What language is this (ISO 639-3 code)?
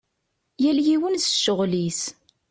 kab